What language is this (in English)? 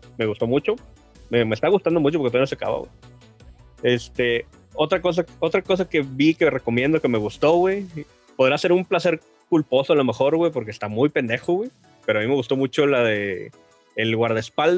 Spanish